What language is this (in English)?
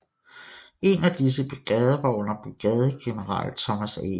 Danish